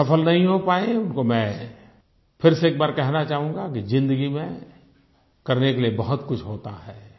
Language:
Hindi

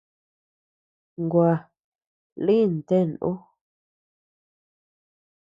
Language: Tepeuxila Cuicatec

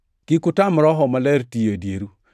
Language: Luo (Kenya and Tanzania)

